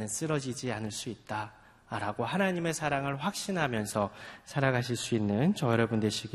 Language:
Korean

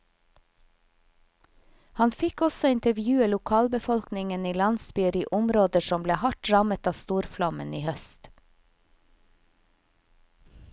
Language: Norwegian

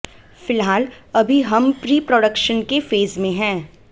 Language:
Hindi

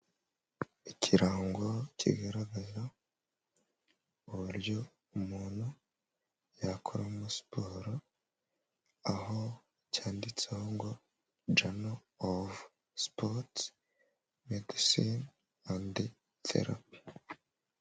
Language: Kinyarwanda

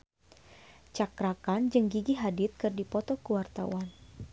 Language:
Sundanese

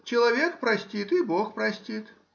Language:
Russian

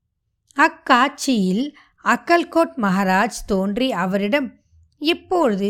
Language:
Tamil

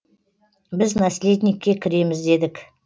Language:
Kazakh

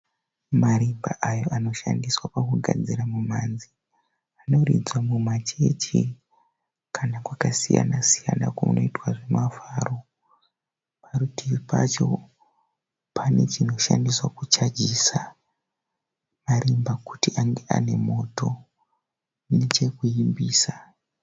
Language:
Shona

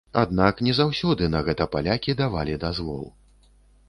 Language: Belarusian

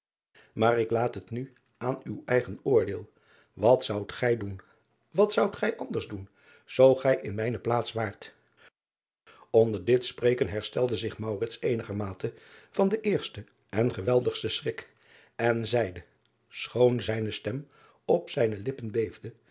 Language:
Dutch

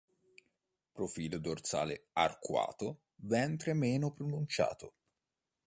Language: Italian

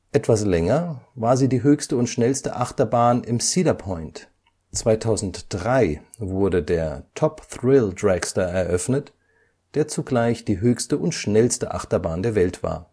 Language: German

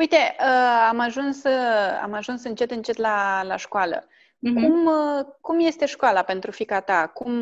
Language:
Romanian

